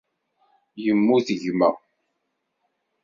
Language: Kabyle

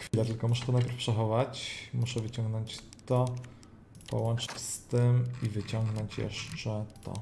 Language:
Polish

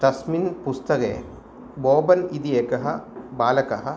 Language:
Sanskrit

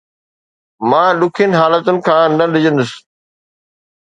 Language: Sindhi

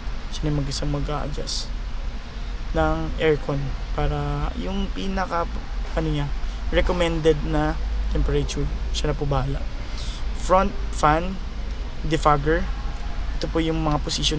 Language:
Filipino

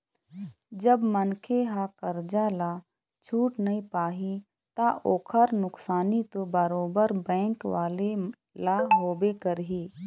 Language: Chhattisgarhi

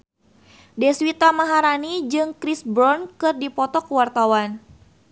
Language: Sundanese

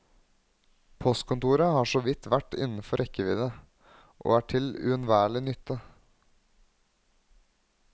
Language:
Norwegian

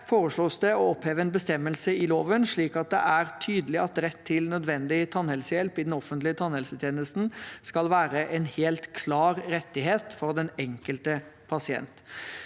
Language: Norwegian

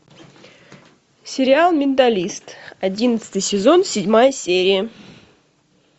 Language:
Russian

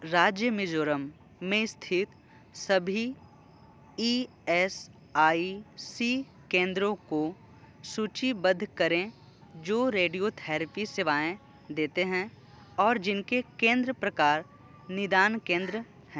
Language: Hindi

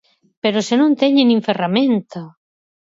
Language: Galician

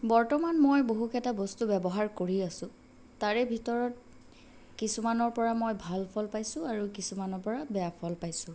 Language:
Assamese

